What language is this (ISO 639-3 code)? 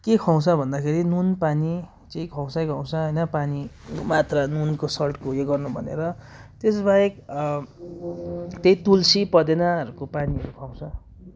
nep